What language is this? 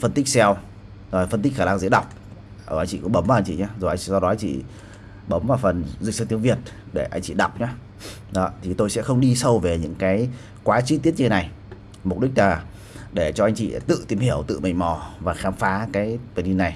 Vietnamese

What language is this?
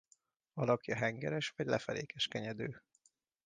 Hungarian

